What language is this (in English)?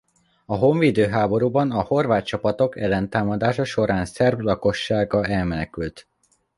Hungarian